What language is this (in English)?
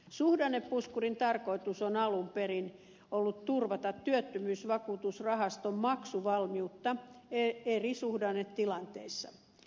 Finnish